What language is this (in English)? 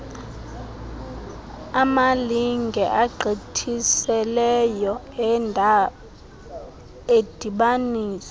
Xhosa